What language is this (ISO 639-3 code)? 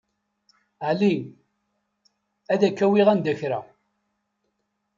kab